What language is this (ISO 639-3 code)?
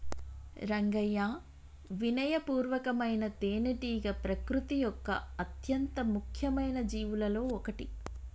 tel